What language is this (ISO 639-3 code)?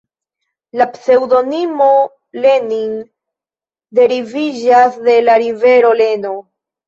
epo